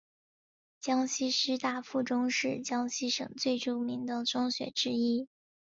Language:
Chinese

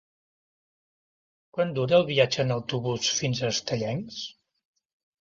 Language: Catalan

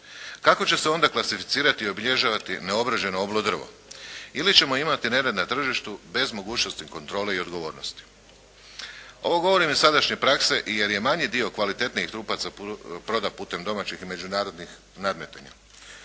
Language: Croatian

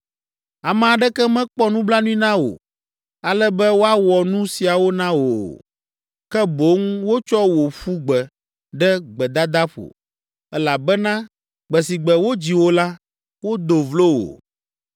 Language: Ewe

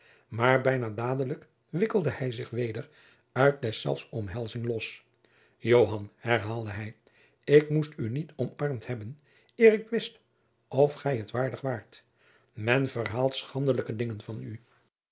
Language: Dutch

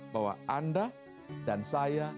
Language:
Indonesian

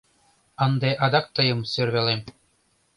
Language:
Mari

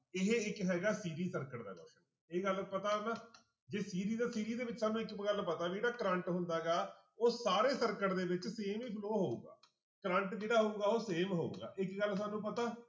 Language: Punjabi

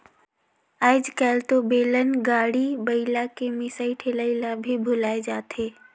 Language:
Chhattisgarhi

